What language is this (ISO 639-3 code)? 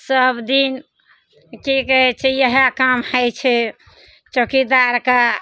mai